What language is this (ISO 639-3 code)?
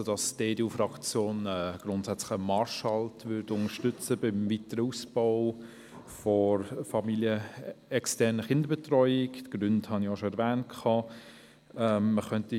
gsw